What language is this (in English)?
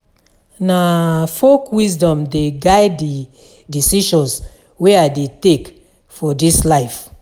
Nigerian Pidgin